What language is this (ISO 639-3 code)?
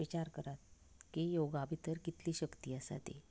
kok